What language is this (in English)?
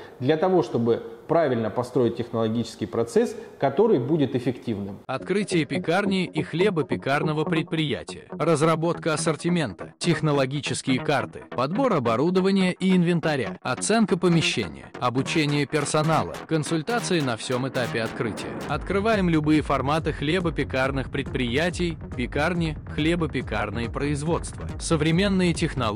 Russian